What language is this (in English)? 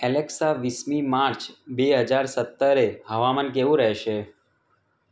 Gujarati